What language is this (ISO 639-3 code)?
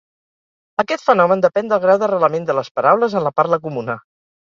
cat